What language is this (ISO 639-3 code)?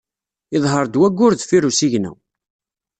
kab